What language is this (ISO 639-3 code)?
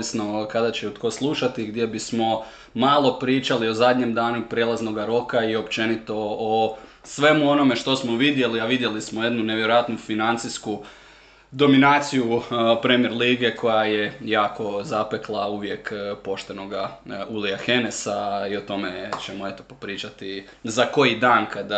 hrv